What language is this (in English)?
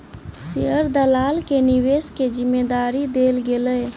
Maithili